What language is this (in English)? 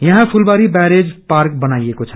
Nepali